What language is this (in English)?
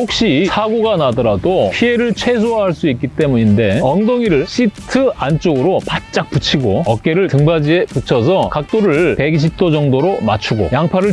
Korean